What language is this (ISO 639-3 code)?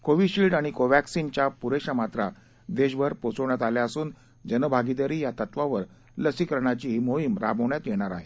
mar